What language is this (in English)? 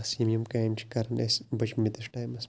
Kashmiri